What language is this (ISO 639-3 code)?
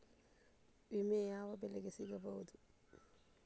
kan